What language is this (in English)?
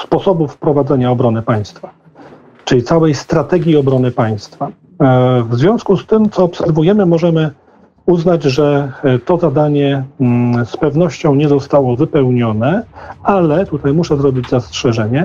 Polish